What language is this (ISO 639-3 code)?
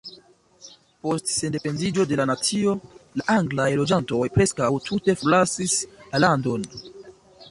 epo